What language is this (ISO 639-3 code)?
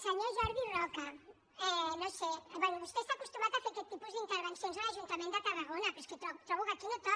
cat